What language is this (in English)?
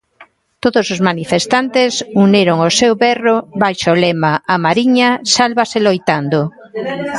Galician